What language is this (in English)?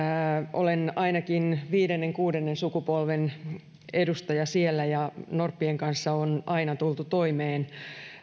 Finnish